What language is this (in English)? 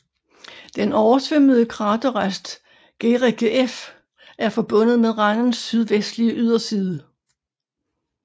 Danish